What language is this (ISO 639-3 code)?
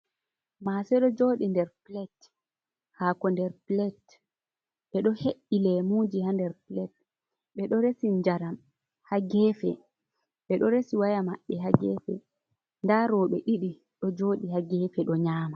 ful